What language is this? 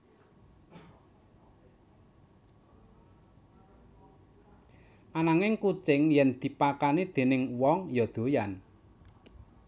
Javanese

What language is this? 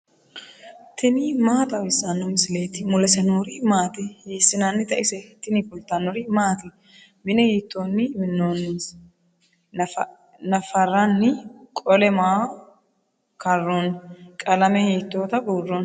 Sidamo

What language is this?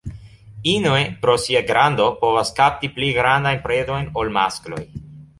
Esperanto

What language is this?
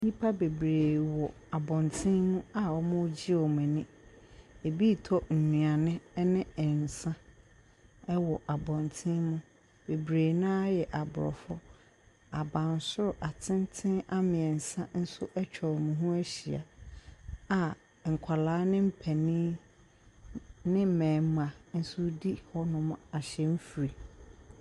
Akan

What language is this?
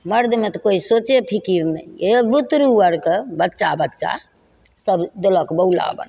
Maithili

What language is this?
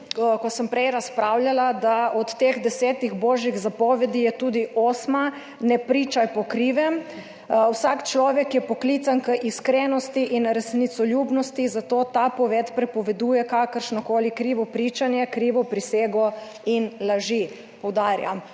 Slovenian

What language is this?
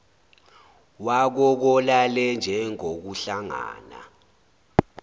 Zulu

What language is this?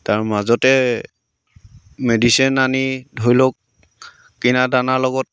Assamese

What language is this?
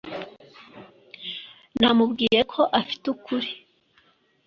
Kinyarwanda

